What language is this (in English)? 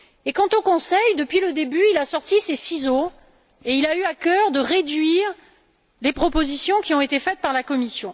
French